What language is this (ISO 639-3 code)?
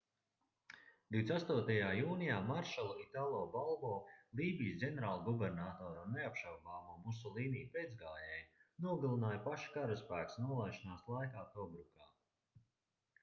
lav